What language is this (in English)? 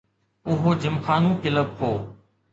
Sindhi